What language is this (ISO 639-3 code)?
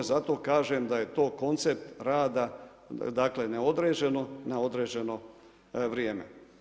hrv